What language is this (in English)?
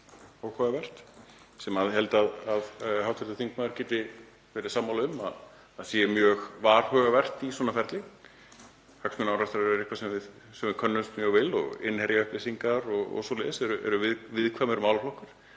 Icelandic